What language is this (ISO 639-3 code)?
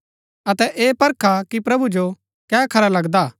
gbk